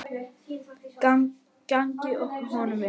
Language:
Icelandic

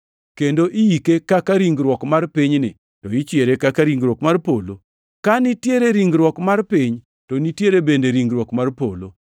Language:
Luo (Kenya and Tanzania)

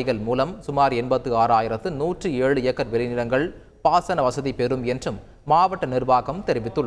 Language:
Arabic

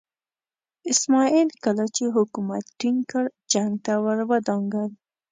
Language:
Pashto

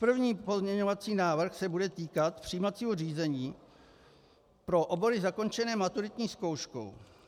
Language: Czech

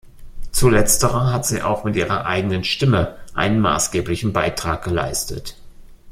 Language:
German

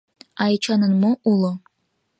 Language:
Mari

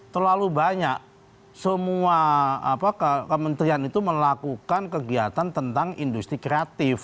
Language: Indonesian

